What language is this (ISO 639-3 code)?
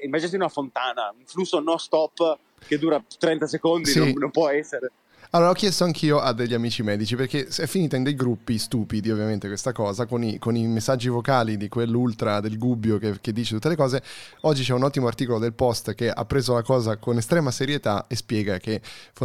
ita